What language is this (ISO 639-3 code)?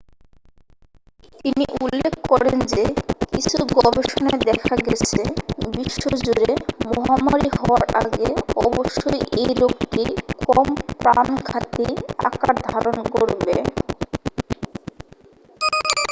ben